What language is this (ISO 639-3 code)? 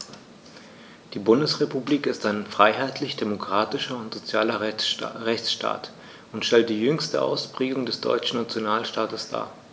deu